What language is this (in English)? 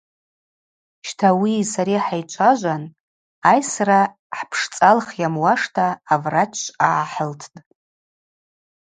Abaza